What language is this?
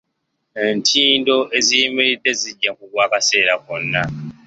Ganda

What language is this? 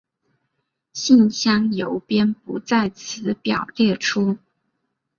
Chinese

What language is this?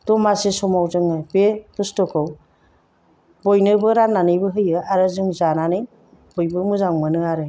Bodo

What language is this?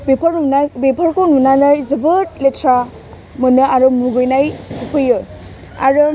Bodo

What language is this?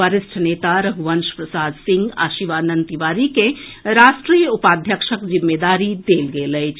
Maithili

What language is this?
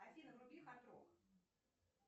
Russian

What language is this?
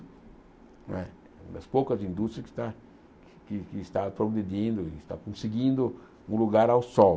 Portuguese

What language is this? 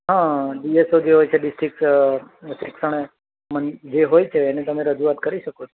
Gujarati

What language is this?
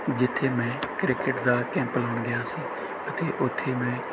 Punjabi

